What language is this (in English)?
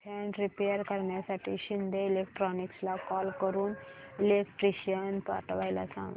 Marathi